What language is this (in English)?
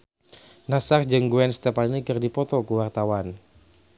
Sundanese